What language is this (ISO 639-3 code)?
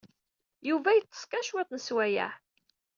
kab